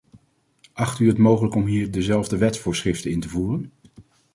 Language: Dutch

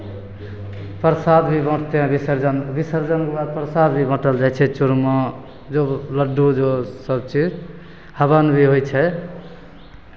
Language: Maithili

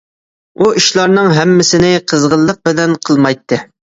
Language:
Uyghur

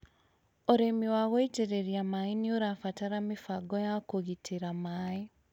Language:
Kikuyu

